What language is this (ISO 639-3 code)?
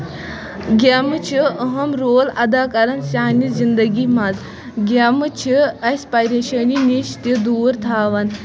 kas